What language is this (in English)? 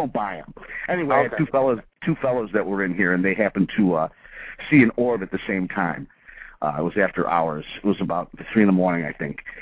English